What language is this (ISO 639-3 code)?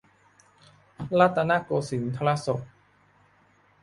tha